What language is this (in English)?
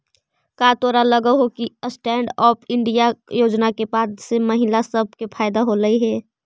Magahi